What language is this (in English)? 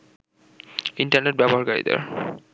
Bangla